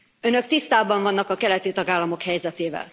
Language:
Hungarian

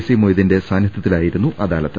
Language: Malayalam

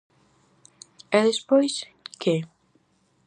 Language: Galician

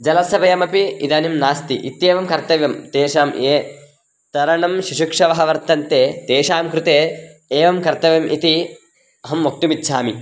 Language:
Sanskrit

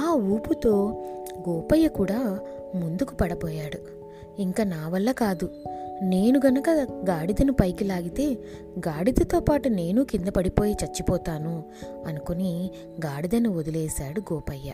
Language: Telugu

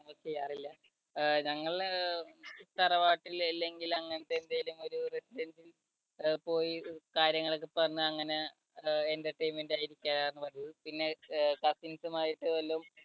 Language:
Malayalam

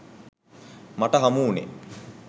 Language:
Sinhala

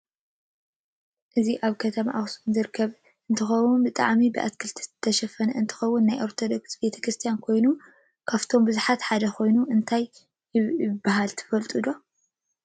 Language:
Tigrinya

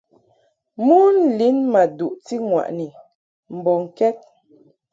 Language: Mungaka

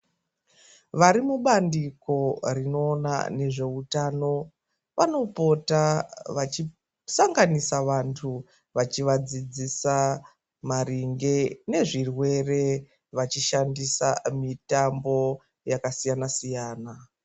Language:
Ndau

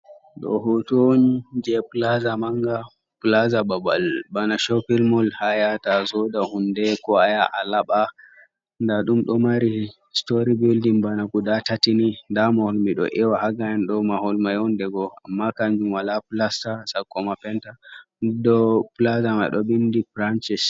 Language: Fula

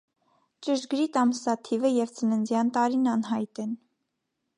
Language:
Armenian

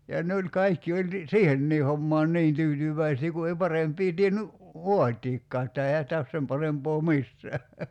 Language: Finnish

